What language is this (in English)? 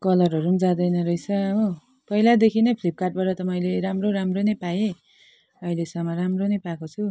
Nepali